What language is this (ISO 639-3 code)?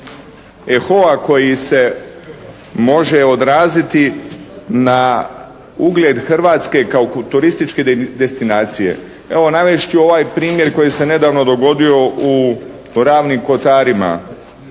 hrv